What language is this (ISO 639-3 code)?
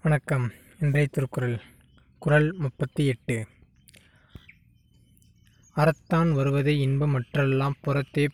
tam